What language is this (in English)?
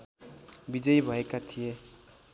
Nepali